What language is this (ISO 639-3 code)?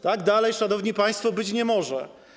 pol